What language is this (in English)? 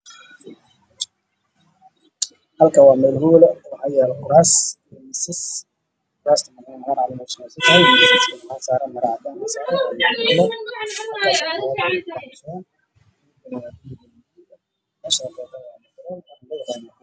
Somali